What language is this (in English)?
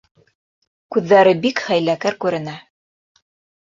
Bashkir